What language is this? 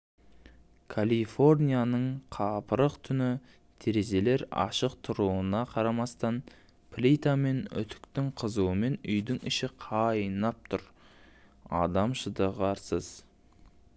Kazakh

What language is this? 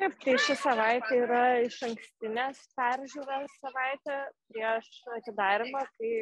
Lithuanian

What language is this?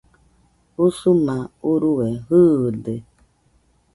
Nüpode Huitoto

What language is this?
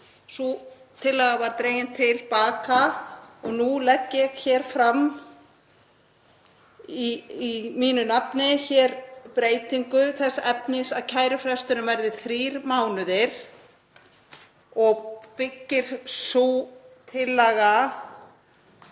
Icelandic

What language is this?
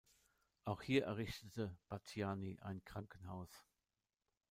German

